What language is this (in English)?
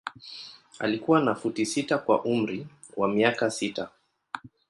Swahili